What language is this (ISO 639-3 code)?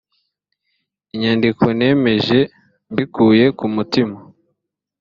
kin